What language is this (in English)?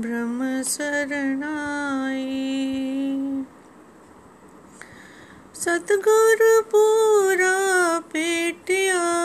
Hindi